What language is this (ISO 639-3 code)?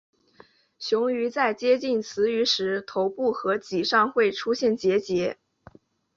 zho